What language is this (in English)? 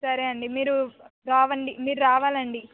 Telugu